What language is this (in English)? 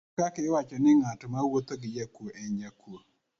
Luo (Kenya and Tanzania)